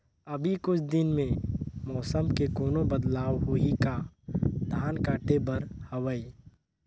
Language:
Chhattisgarhi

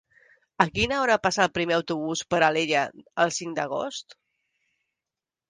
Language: Catalan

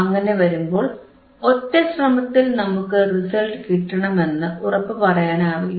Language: Malayalam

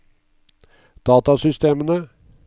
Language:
Norwegian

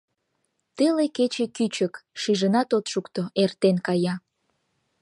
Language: Mari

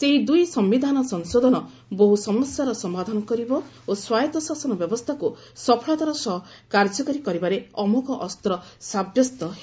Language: Odia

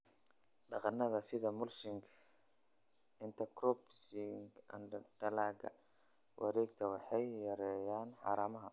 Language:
Somali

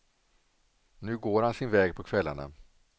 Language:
Swedish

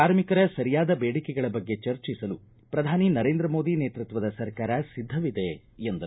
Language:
Kannada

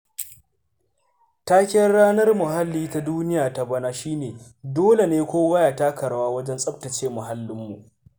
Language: Hausa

